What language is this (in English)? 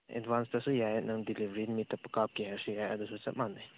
Manipuri